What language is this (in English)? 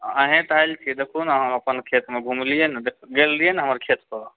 Maithili